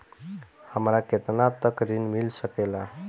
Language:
Bhojpuri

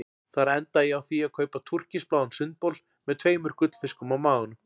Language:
Icelandic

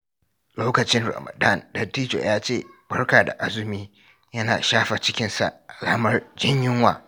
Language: Hausa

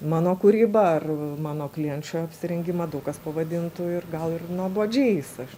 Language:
Lithuanian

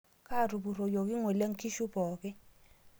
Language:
Masai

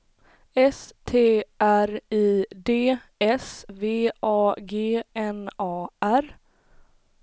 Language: Swedish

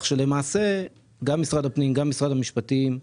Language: Hebrew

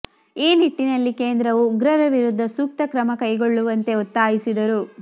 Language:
Kannada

